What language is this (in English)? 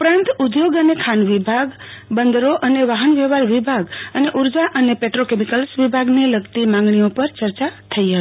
Gujarati